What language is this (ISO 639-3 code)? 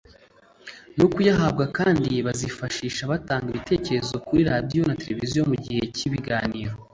kin